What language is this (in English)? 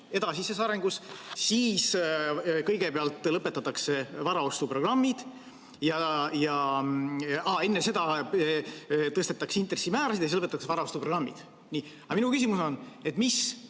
Estonian